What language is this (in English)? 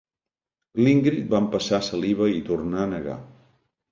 Catalan